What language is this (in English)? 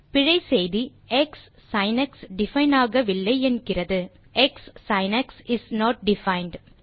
Tamil